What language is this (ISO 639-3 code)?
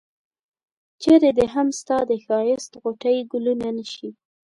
pus